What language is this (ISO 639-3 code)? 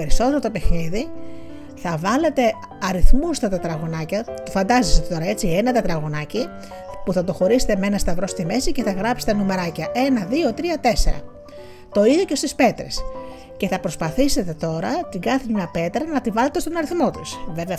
ell